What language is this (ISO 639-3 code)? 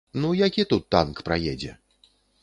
bel